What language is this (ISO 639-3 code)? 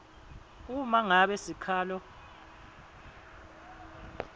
ssw